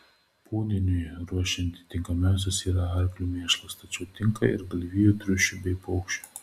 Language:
Lithuanian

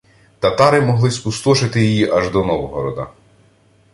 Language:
Ukrainian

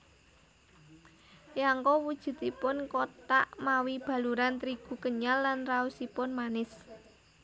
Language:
Javanese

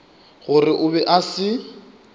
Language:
Northern Sotho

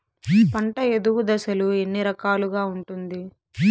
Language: Telugu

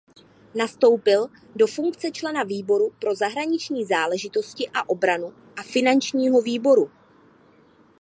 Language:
Czech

